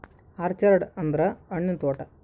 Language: Kannada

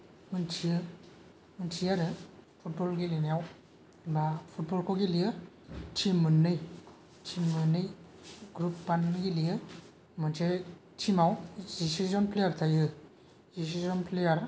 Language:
Bodo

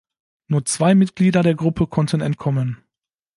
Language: German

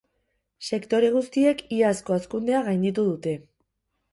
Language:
Basque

